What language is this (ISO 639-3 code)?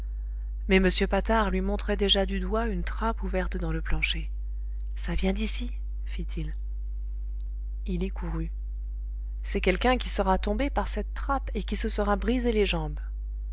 fra